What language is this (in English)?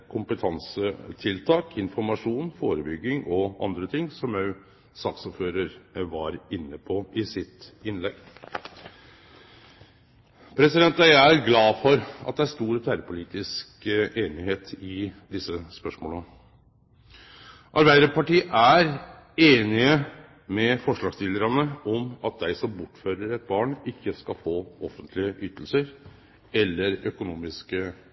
Norwegian Nynorsk